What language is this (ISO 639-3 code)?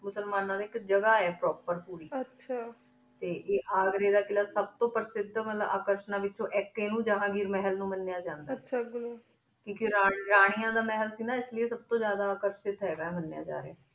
pan